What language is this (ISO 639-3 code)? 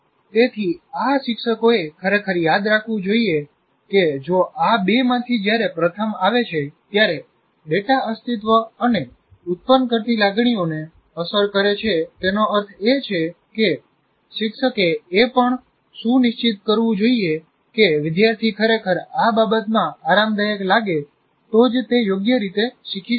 guj